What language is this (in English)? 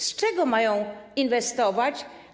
Polish